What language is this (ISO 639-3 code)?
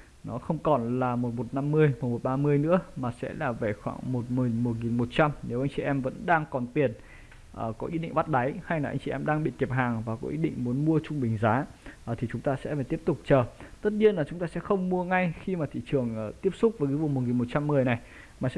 vie